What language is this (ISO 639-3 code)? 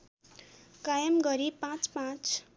nep